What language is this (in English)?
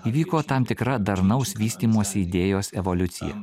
Lithuanian